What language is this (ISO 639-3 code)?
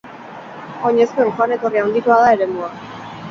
eus